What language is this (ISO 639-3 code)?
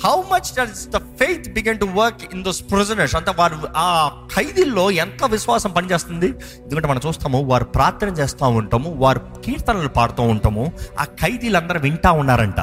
tel